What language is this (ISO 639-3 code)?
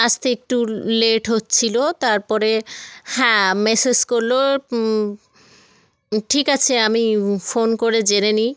ben